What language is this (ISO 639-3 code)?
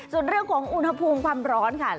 tha